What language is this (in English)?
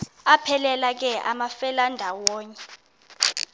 Xhosa